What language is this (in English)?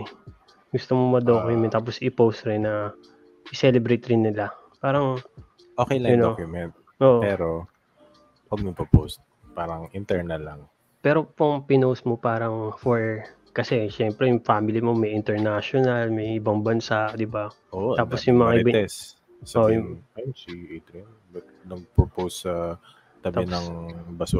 Filipino